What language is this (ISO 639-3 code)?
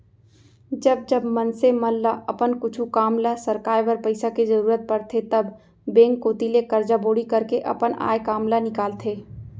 hne